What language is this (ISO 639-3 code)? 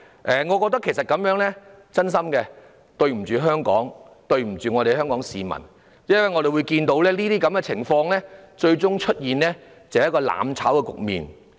yue